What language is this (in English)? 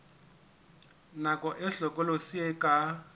Southern Sotho